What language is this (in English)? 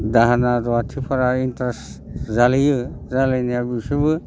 Bodo